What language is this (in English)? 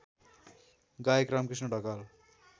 Nepali